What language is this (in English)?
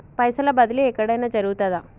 Telugu